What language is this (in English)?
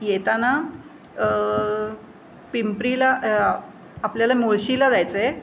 Marathi